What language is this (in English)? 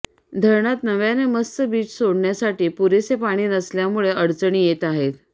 Marathi